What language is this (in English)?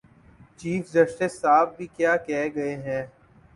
Urdu